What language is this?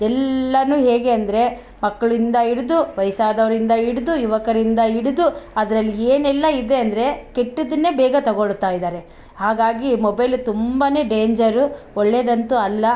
Kannada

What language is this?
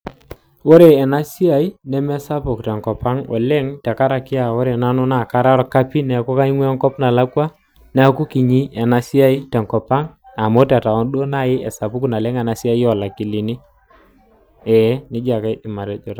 Masai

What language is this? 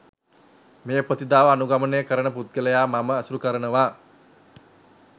Sinhala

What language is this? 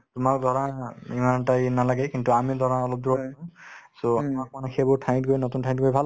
Assamese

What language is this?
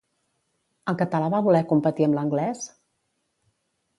Catalan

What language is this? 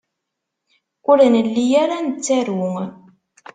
Kabyle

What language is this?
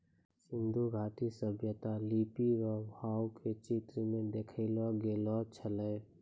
Maithili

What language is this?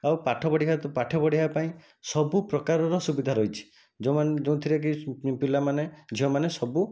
Odia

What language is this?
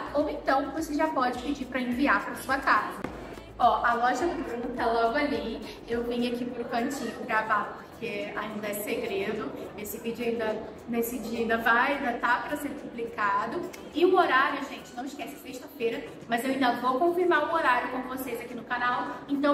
Portuguese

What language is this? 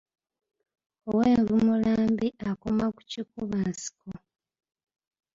Ganda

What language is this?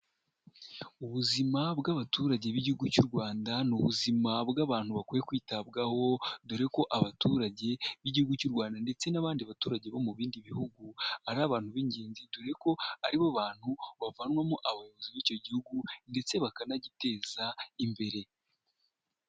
Kinyarwanda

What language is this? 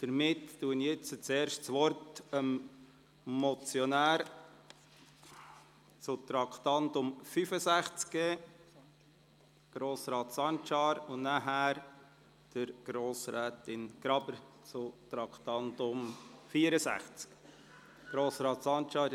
Swiss German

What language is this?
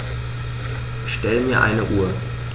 German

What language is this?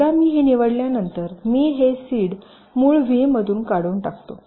Marathi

